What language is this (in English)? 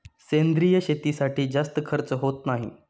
Marathi